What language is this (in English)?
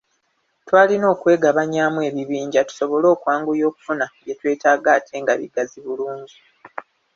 Ganda